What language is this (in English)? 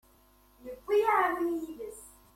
Kabyle